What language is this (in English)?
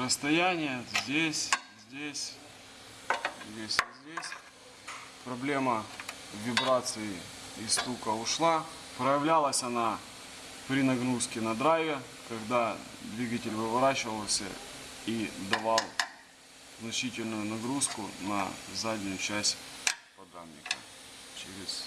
Russian